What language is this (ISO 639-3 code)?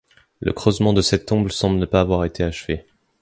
fra